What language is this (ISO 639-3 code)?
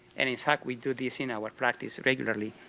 eng